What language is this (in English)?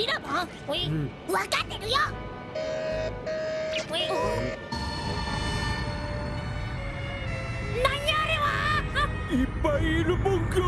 Japanese